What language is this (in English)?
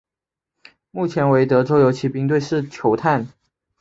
Chinese